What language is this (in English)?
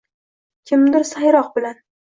Uzbek